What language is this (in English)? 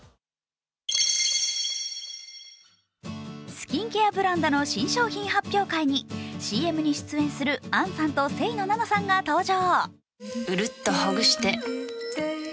Japanese